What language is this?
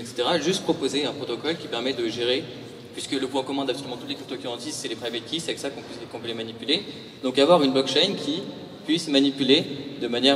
French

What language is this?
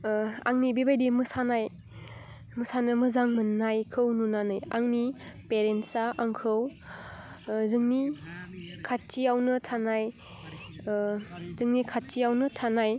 Bodo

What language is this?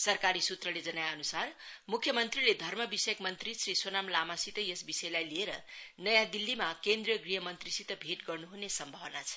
Nepali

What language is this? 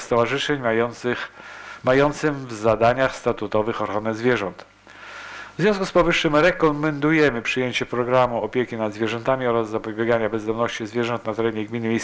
Polish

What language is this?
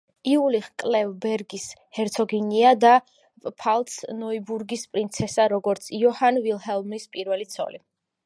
Georgian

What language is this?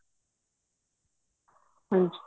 Punjabi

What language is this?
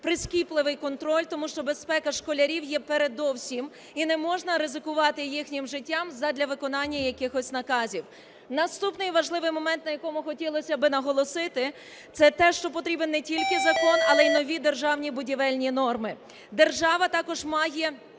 Ukrainian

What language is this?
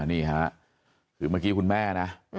Thai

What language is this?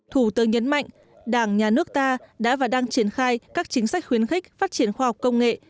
Vietnamese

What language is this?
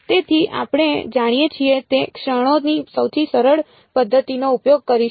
Gujarati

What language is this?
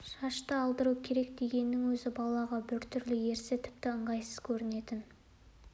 Kazakh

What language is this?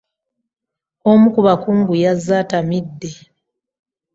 Ganda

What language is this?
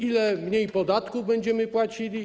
Polish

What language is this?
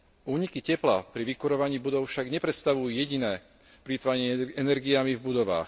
Slovak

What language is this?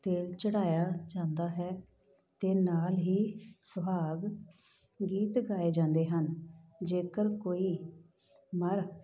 Punjabi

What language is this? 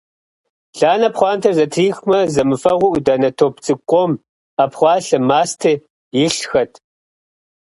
Kabardian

